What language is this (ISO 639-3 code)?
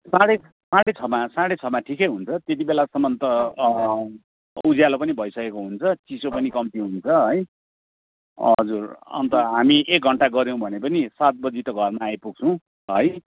nep